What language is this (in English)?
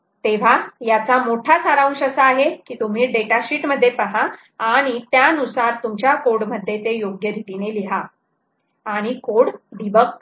Marathi